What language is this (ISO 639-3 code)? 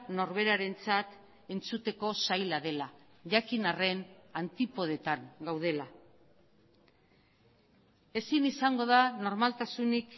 eus